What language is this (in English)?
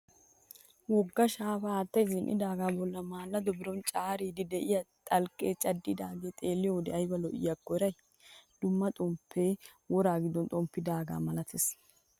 Wolaytta